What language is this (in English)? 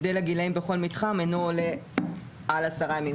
Hebrew